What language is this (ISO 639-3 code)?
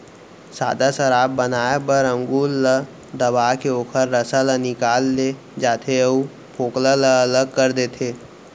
hne